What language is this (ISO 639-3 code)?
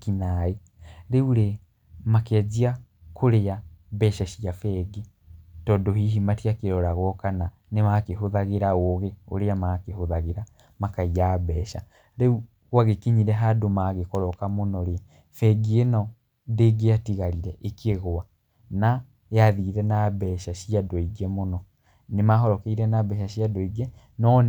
kik